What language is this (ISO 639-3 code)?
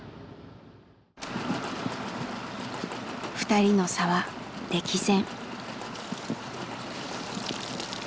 jpn